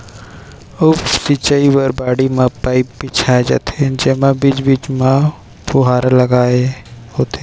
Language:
Chhattisgarhi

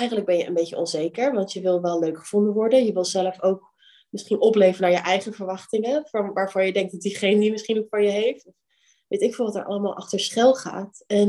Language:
Dutch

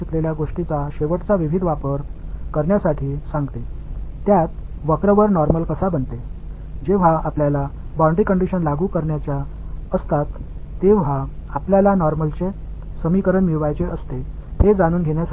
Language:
Tamil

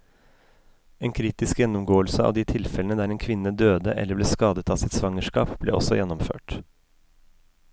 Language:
Norwegian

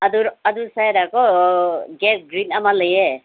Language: Manipuri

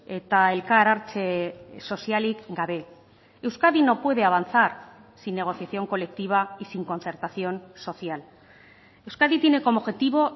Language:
Spanish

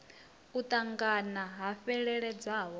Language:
Venda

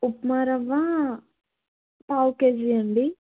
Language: Telugu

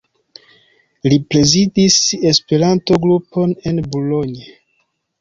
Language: Esperanto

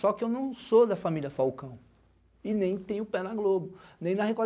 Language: Portuguese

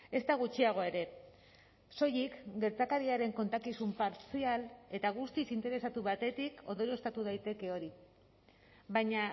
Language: Basque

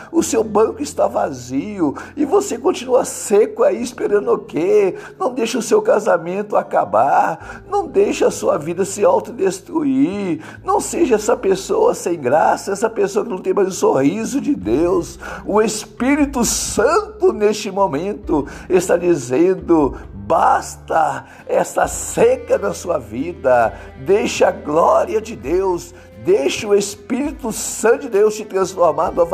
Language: Portuguese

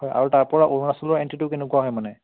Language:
Assamese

